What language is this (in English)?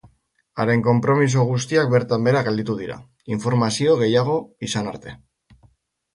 Basque